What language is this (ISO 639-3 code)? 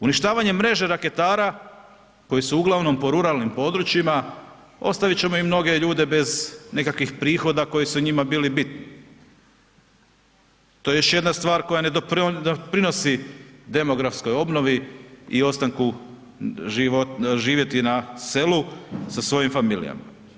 hrv